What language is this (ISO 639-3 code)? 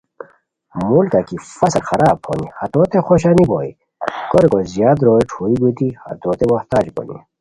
khw